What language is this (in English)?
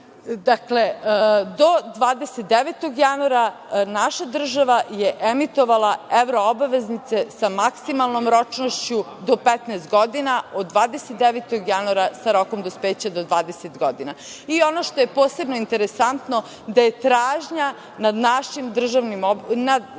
Serbian